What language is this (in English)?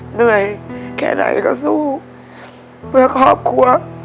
Thai